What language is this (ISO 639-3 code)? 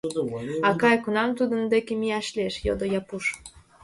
chm